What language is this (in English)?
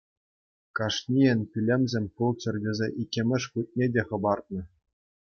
Chuvash